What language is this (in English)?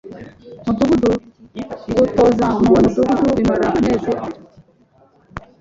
Kinyarwanda